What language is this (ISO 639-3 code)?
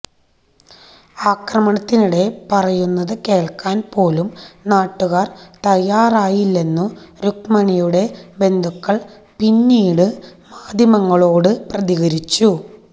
mal